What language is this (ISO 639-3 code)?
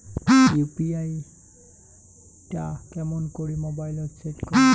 ben